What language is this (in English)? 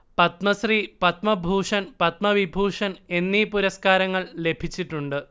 Malayalam